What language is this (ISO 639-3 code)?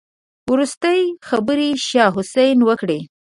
pus